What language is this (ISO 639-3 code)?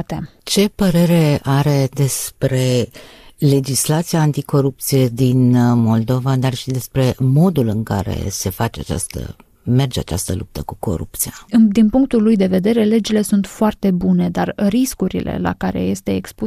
ron